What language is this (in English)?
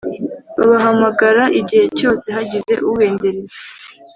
Kinyarwanda